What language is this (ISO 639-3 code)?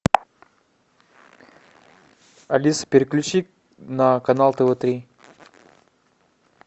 rus